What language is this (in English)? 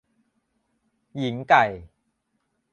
Thai